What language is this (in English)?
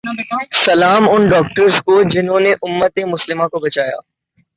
Urdu